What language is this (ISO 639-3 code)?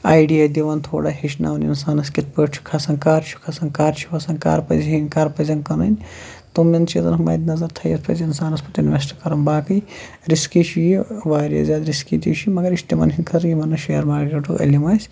kas